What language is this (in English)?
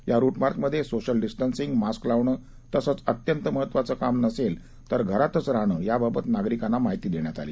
Marathi